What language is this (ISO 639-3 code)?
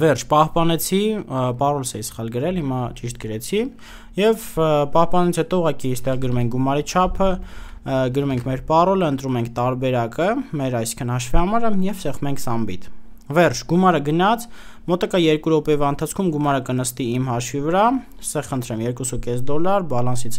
ron